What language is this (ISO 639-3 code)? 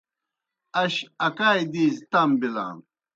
plk